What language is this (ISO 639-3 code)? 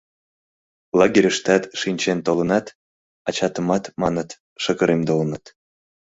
chm